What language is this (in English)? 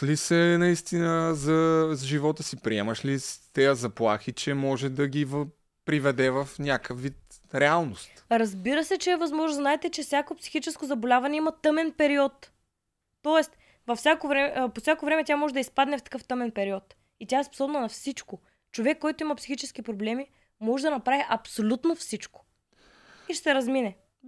Bulgarian